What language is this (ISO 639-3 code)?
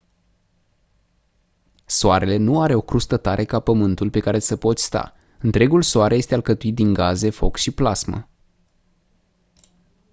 ron